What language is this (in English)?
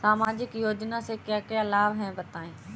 Hindi